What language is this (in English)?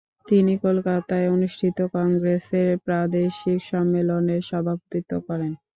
Bangla